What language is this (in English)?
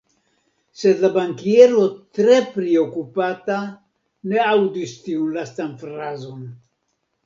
Esperanto